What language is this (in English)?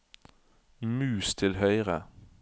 Norwegian